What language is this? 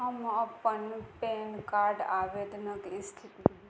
Maithili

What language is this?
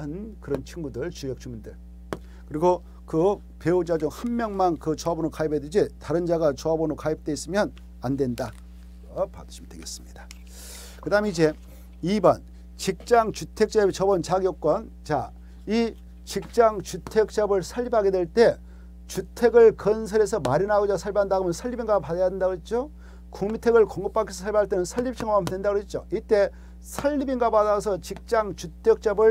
Korean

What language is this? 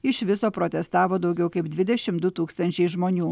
Lithuanian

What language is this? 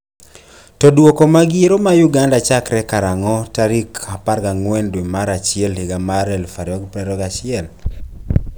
Luo (Kenya and Tanzania)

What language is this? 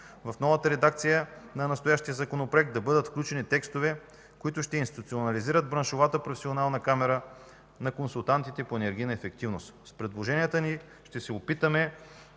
Bulgarian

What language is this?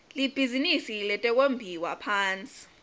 Swati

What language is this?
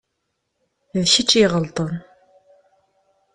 Kabyle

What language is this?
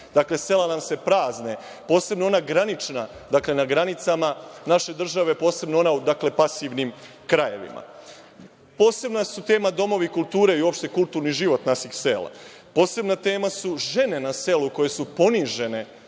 Serbian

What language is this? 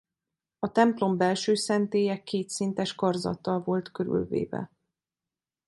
Hungarian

